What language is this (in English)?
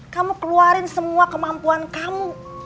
Indonesian